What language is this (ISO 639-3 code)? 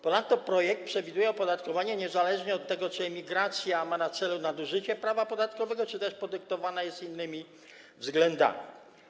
pol